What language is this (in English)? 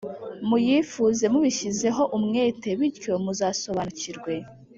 Kinyarwanda